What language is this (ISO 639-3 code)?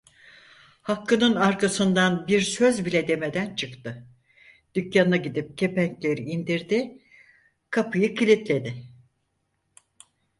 tur